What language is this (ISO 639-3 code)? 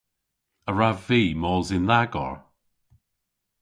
cor